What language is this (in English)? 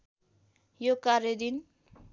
Nepali